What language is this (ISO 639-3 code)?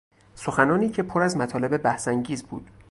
fas